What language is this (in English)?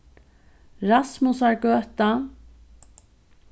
Faroese